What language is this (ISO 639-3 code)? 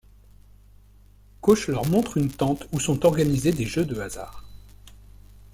fra